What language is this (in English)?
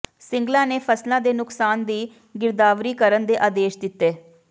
Punjabi